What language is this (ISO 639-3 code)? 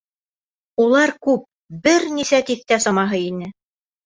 bak